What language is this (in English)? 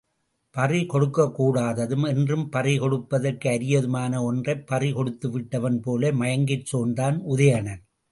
Tamil